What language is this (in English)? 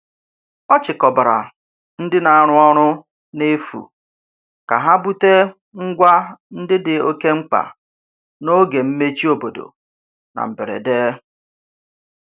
Igbo